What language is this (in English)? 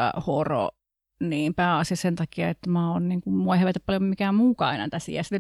Finnish